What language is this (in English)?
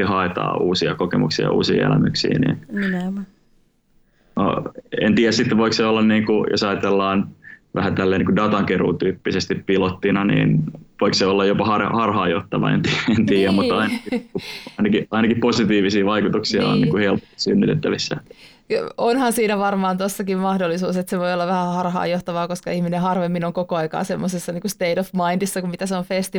Finnish